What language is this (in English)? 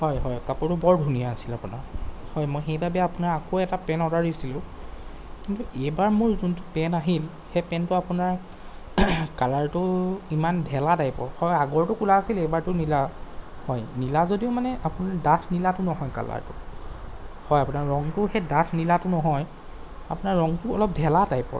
Assamese